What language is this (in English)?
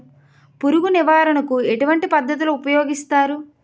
Telugu